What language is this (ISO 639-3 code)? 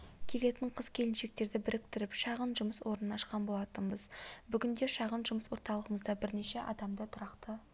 kaz